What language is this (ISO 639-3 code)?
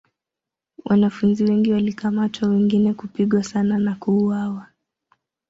swa